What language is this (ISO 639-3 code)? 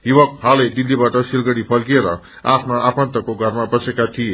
nep